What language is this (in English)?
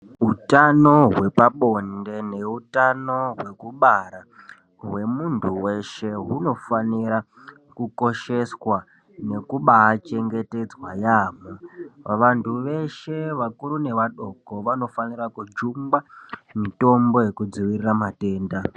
Ndau